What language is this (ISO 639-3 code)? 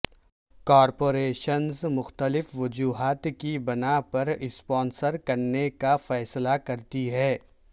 urd